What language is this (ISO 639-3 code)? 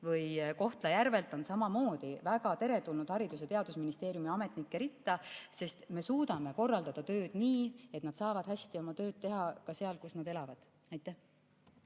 est